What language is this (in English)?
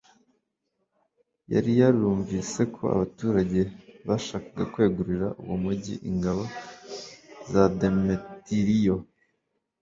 Kinyarwanda